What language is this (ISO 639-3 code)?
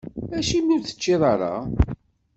kab